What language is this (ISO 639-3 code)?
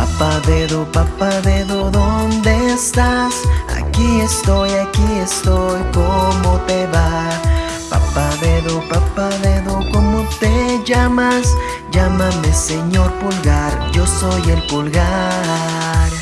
spa